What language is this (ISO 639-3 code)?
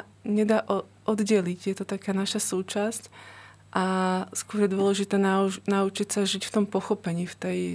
slk